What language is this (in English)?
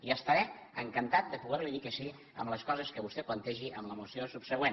Catalan